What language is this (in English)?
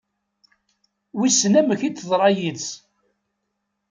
Kabyle